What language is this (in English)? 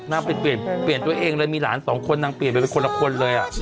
Thai